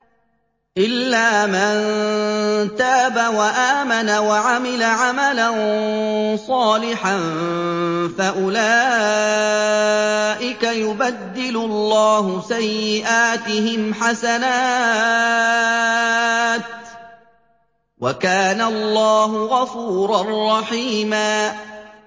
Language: Arabic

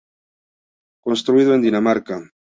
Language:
Spanish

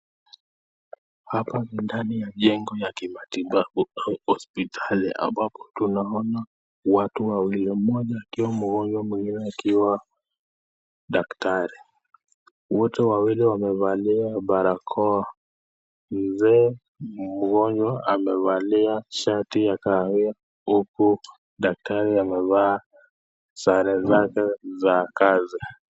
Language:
Swahili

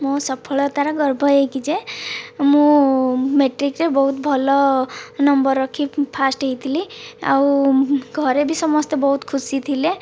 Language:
Odia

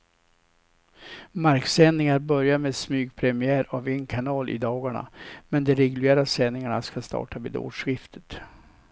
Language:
Swedish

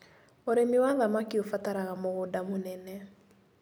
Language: Kikuyu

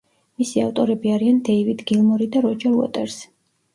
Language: Georgian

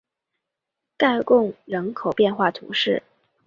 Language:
Chinese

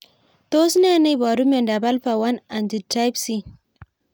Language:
Kalenjin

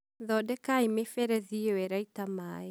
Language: Kikuyu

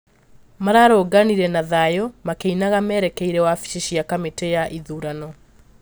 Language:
Kikuyu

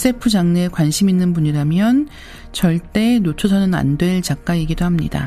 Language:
Korean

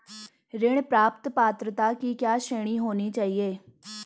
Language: Hindi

